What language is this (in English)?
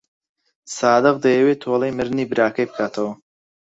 Central Kurdish